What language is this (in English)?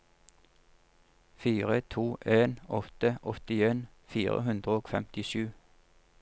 Norwegian